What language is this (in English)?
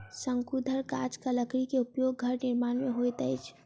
Maithili